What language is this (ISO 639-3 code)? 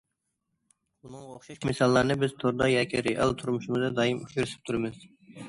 uig